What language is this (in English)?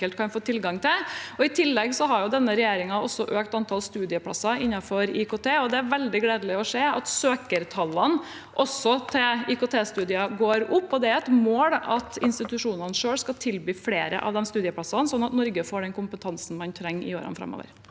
Norwegian